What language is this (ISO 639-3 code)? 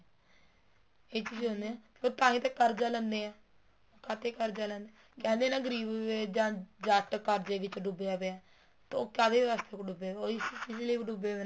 pan